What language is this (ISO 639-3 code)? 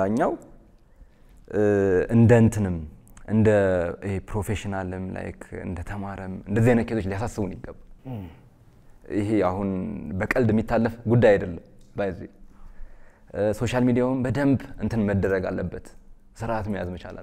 ara